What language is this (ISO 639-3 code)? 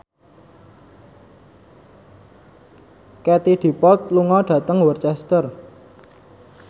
jav